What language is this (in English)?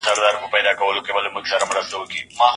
Pashto